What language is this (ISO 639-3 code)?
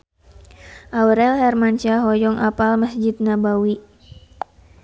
sun